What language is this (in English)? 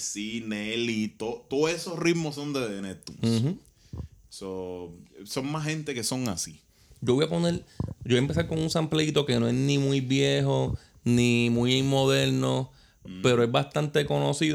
Spanish